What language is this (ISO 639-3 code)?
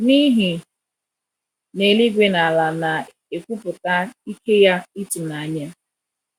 ibo